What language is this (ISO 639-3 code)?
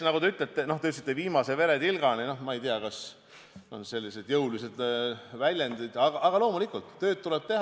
est